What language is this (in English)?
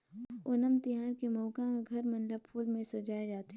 Chhattisgarhi